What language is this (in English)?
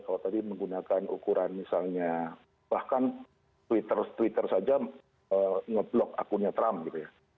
Indonesian